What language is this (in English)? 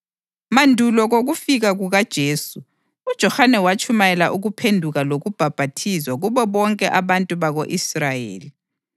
North Ndebele